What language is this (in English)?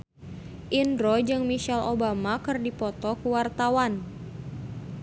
Sundanese